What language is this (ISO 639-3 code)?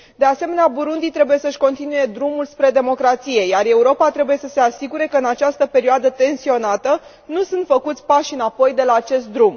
ron